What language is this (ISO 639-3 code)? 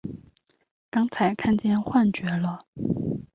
zho